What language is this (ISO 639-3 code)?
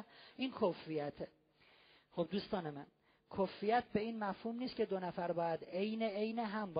fas